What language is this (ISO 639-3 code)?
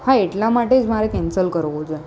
guj